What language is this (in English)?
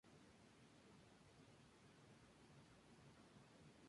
Spanish